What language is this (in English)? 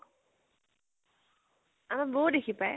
Assamese